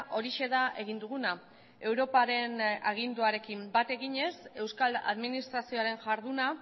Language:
Basque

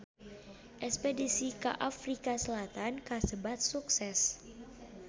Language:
Sundanese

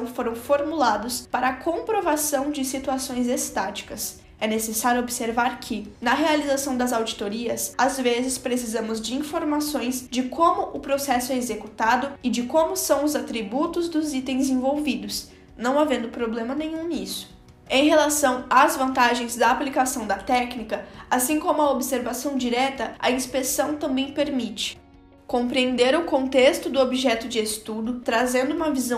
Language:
Portuguese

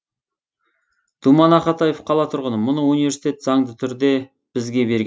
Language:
Kazakh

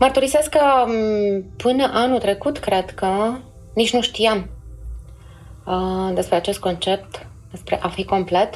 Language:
Romanian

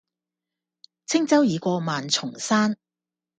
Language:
Cantonese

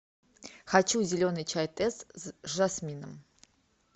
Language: Russian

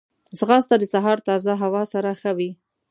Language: Pashto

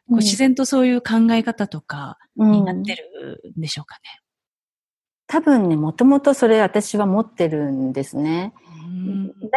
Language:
Japanese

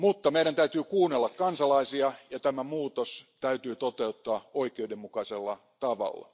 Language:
Finnish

